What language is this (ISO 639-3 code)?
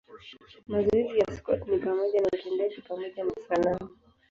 swa